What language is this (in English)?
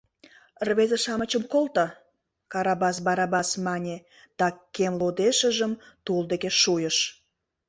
Mari